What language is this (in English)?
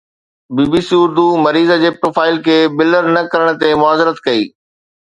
Sindhi